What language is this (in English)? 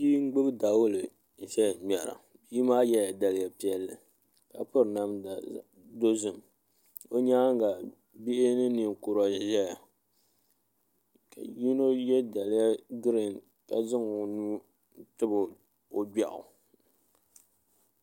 Dagbani